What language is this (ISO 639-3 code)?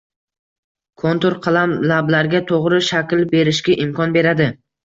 uzb